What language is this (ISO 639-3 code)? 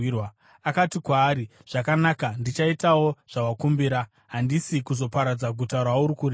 sna